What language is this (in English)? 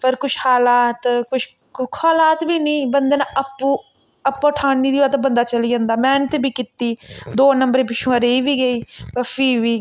Dogri